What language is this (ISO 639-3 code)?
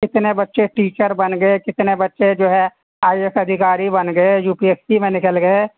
urd